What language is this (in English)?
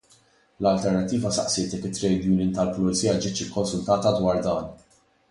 Maltese